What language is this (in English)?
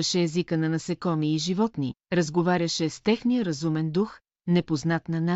Bulgarian